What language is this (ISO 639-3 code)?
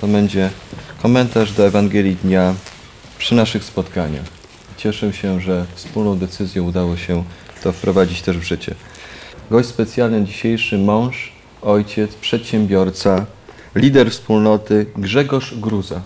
pol